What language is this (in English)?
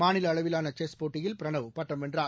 Tamil